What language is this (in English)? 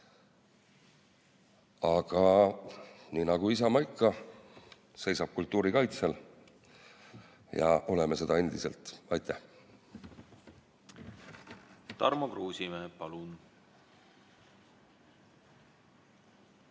Estonian